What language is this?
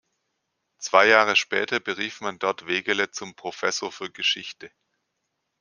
German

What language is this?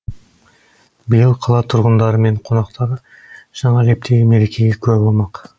Kazakh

